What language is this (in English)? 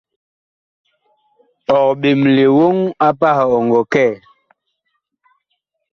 Bakoko